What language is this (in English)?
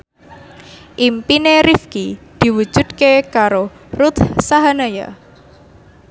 Javanese